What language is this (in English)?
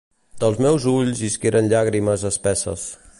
Catalan